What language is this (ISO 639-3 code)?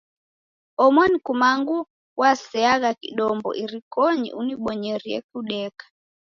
dav